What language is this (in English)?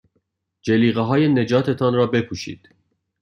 Persian